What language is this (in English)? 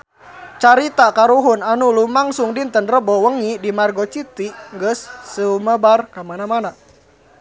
Sundanese